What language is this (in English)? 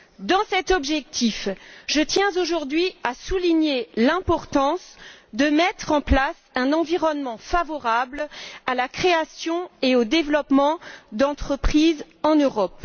French